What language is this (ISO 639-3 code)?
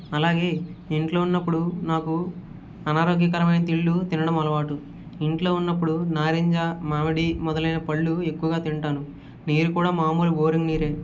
tel